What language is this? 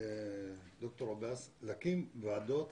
Hebrew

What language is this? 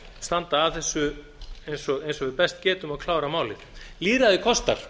Icelandic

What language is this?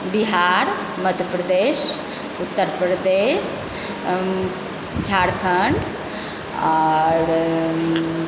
Maithili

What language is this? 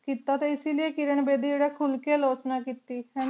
Punjabi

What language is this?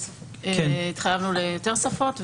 Hebrew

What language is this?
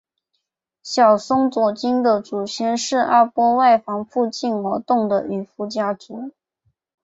Chinese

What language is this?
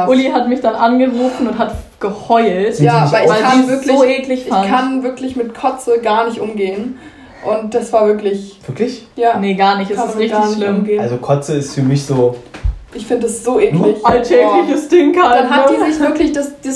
German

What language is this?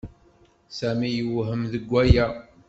Kabyle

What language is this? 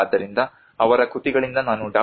Kannada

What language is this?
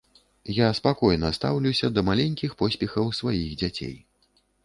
Belarusian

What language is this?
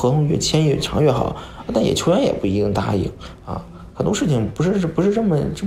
Chinese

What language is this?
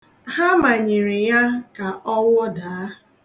Igbo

